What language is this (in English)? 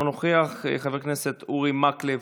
Hebrew